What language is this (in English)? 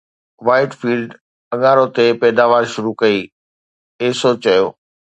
Sindhi